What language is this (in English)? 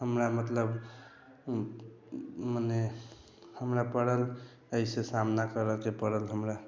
Maithili